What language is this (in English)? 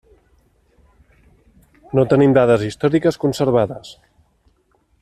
Catalan